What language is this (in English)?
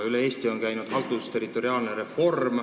Estonian